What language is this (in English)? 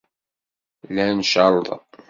Kabyle